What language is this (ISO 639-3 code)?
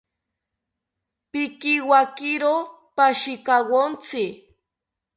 cpy